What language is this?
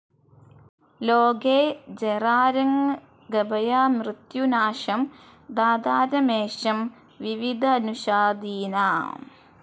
Malayalam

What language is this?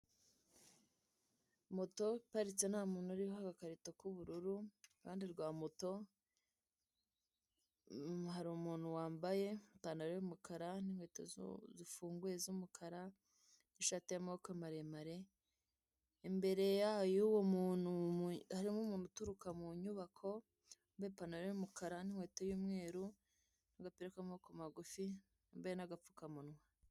Kinyarwanda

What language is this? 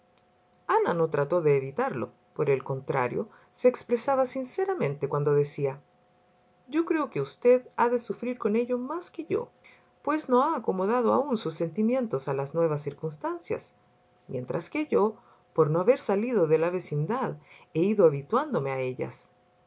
Spanish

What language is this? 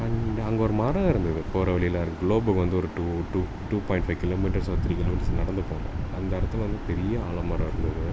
Tamil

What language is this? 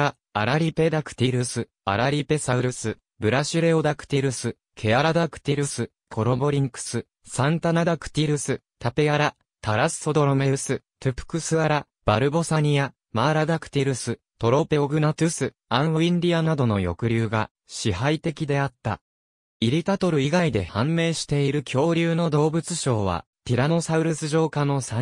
Japanese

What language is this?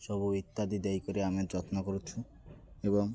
Odia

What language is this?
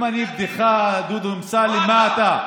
Hebrew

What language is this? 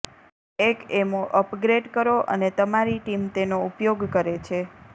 Gujarati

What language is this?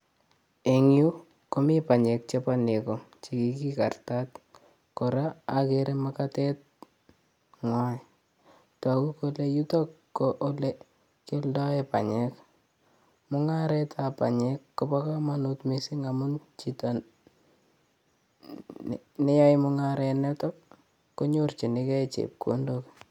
Kalenjin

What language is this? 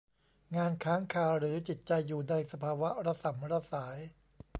Thai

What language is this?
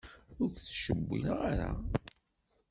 Kabyle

